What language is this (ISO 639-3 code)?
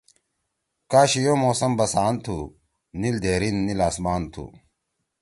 trw